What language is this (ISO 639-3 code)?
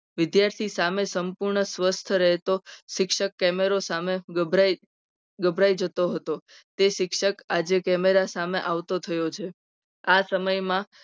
guj